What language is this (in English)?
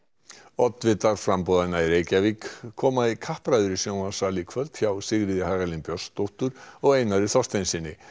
Icelandic